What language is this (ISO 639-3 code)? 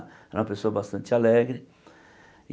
por